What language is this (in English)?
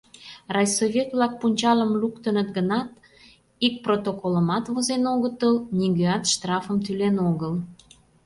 Mari